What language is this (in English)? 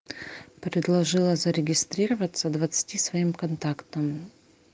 Russian